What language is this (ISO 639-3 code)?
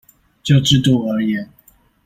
zho